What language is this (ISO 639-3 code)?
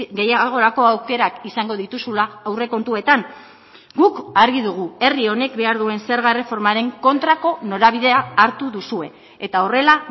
eus